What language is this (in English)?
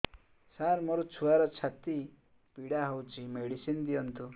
Odia